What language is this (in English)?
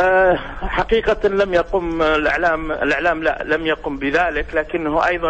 Arabic